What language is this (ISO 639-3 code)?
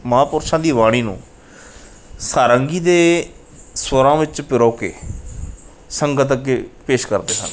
pan